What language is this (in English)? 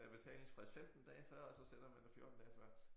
Danish